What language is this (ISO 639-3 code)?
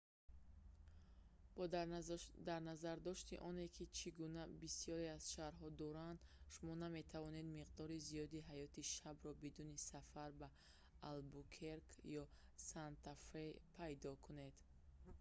tgk